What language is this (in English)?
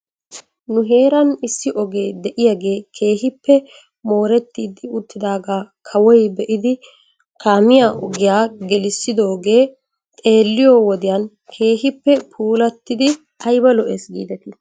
Wolaytta